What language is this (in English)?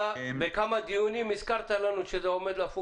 Hebrew